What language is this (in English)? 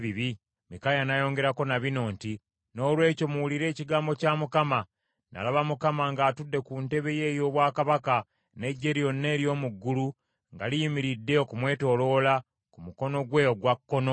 Ganda